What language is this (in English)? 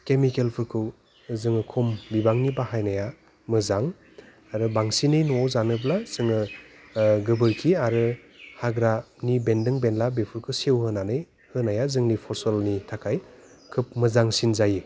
Bodo